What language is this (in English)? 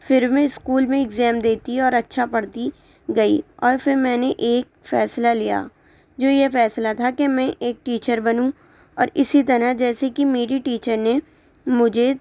Urdu